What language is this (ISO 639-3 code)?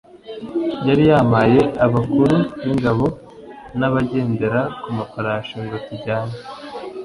kin